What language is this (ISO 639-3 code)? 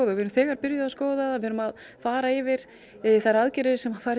isl